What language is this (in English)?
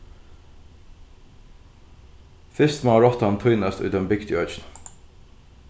Faroese